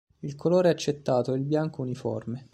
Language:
Italian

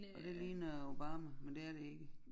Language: Danish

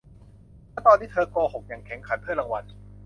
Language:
Thai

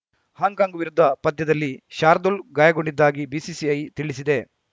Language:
Kannada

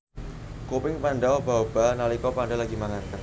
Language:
Javanese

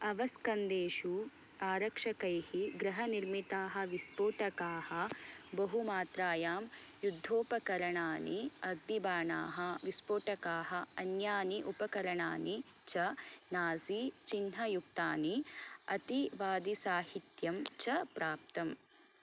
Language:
Sanskrit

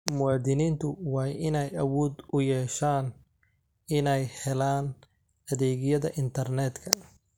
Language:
Somali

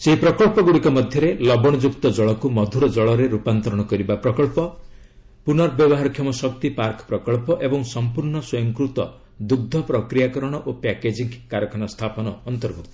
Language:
Odia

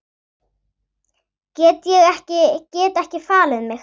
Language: Icelandic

